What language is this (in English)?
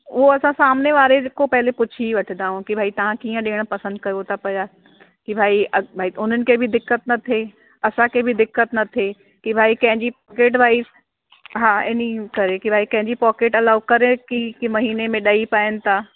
Sindhi